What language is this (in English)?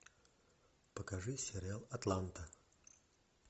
Russian